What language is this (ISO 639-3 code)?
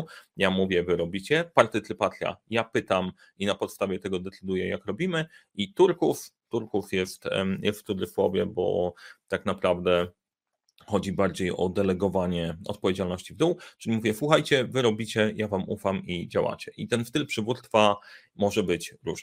pol